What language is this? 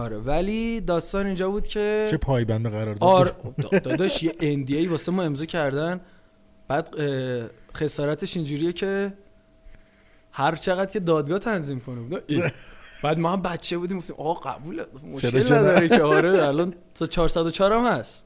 Persian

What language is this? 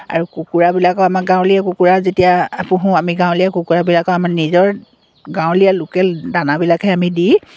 Assamese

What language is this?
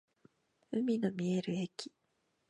Japanese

